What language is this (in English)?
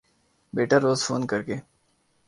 Urdu